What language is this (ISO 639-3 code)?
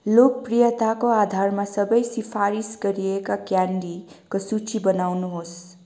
nep